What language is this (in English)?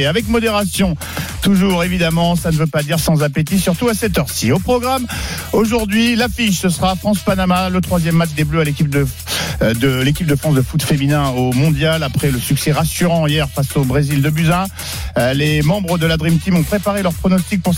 French